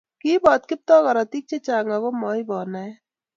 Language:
Kalenjin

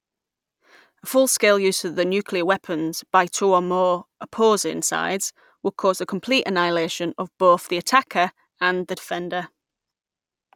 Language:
English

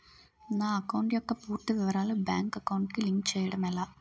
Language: Telugu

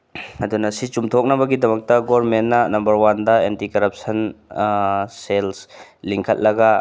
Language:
Manipuri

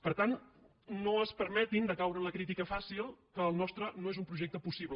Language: Catalan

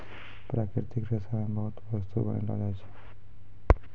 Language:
Maithili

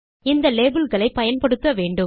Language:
Tamil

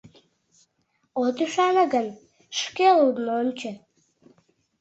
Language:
Mari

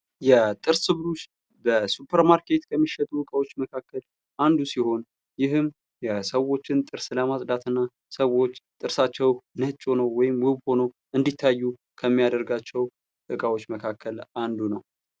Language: Amharic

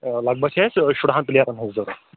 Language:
Kashmiri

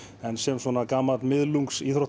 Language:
Icelandic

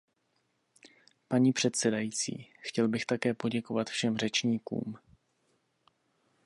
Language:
Czech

